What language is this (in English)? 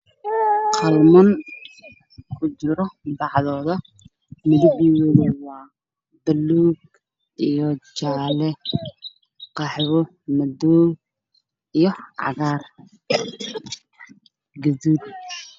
Somali